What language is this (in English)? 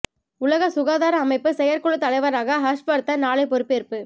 Tamil